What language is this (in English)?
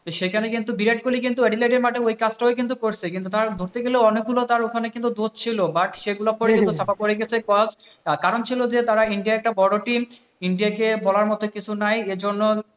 Bangla